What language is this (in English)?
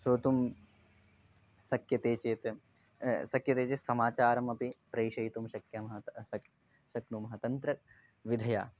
Sanskrit